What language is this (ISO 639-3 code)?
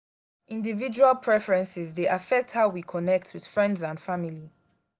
pcm